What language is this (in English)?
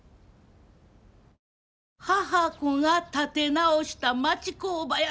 Japanese